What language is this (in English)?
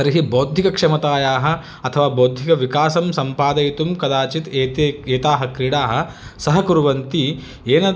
Sanskrit